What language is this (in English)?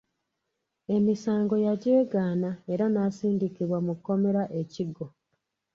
Ganda